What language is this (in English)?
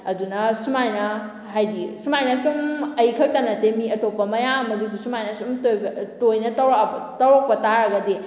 Manipuri